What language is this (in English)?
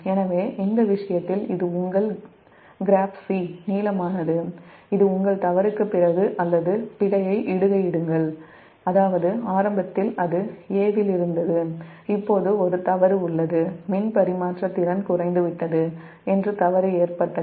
Tamil